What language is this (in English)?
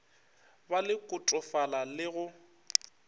Northern Sotho